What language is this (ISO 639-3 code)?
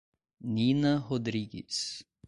por